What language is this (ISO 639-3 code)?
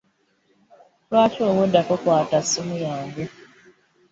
lug